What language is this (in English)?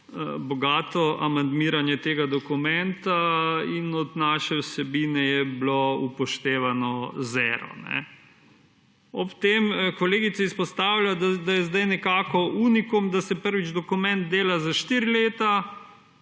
Slovenian